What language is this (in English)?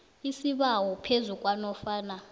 South Ndebele